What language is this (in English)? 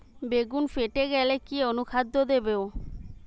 Bangla